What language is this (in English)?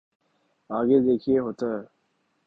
Urdu